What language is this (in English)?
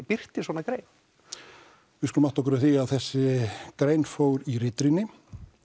Icelandic